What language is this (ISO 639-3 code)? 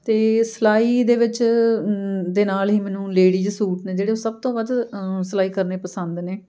pan